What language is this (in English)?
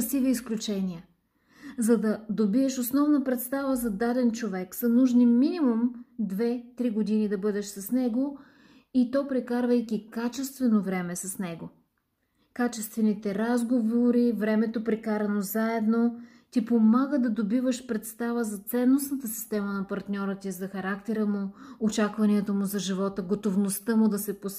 Bulgarian